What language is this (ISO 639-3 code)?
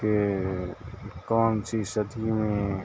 urd